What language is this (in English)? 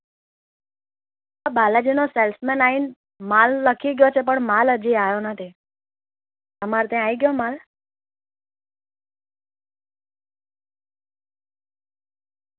Gujarati